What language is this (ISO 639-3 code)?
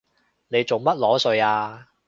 yue